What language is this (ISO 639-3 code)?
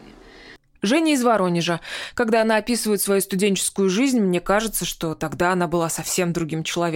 rus